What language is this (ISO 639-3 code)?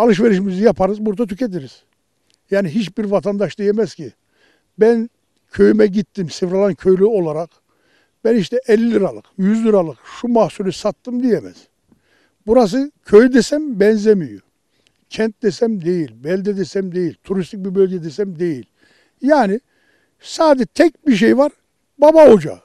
tur